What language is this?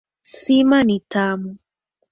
Swahili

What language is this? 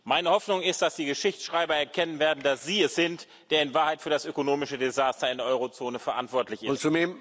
German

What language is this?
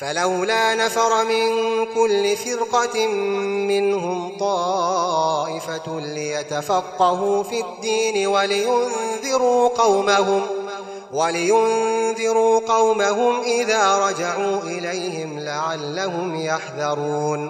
Arabic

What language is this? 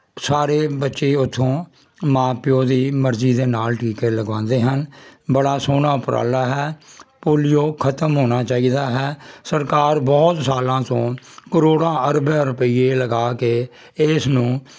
Punjabi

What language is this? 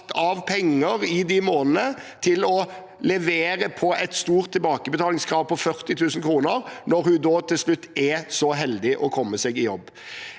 Norwegian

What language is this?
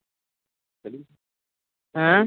Punjabi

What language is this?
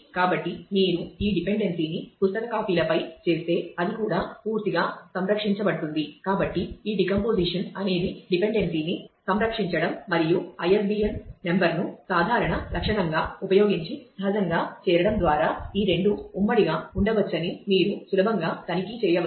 Telugu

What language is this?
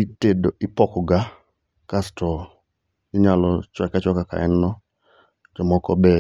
Luo (Kenya and Tanzania)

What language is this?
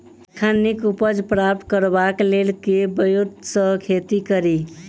Maithili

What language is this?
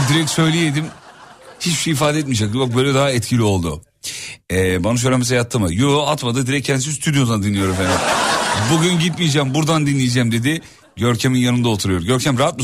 Turkish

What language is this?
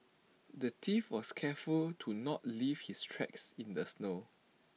English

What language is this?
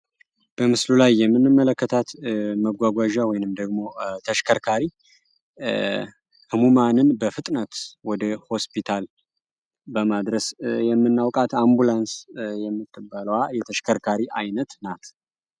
Amharic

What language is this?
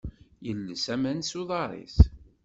Kabyle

